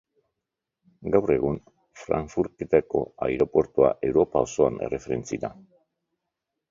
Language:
Basque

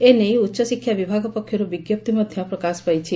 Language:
Odia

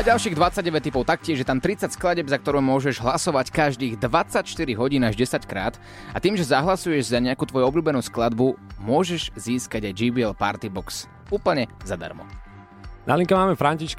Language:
Slovak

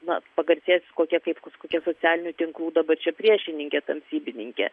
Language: Lithuanian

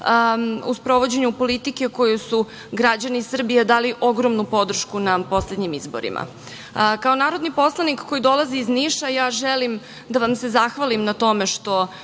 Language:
Serbian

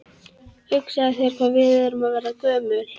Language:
Icelandic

